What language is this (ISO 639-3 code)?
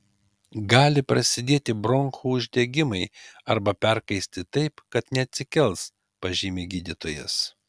lit